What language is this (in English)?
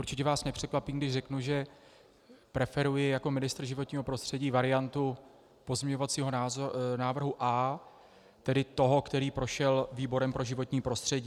Czech